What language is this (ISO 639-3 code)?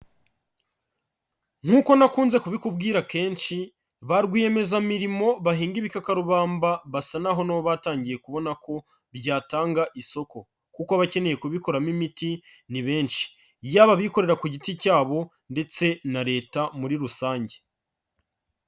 kin